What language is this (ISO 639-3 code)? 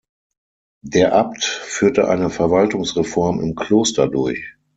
deu